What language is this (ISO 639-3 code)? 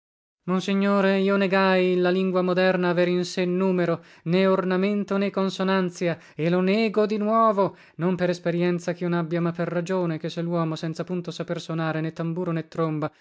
ita